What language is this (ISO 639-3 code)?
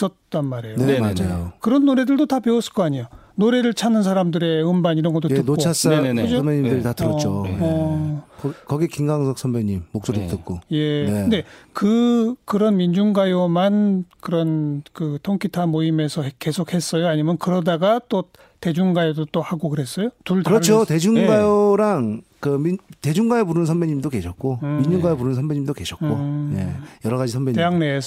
kor